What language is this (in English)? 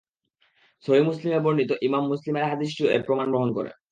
Bangla